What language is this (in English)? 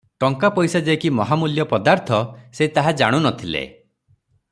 Odia